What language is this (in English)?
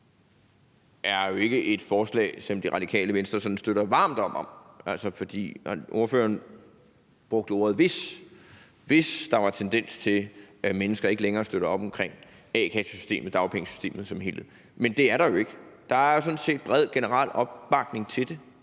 Danish